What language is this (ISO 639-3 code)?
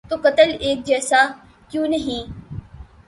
urd